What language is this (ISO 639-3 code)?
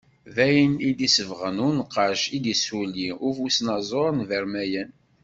kab